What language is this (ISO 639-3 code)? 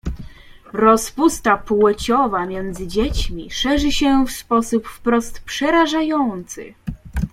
pol